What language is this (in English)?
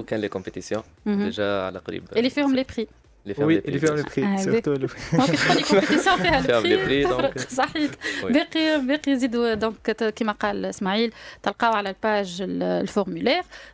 Arabic